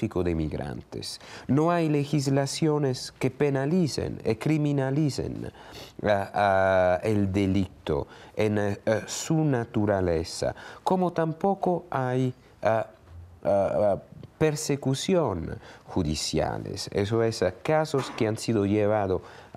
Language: Spanish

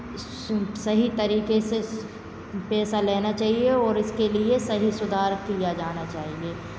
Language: Hindi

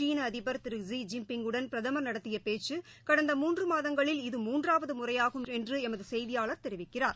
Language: Tamil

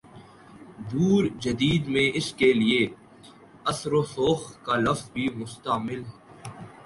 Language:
Urdu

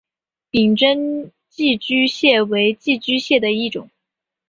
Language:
Chinese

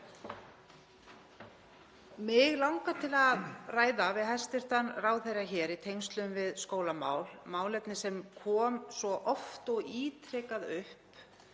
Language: Icelandic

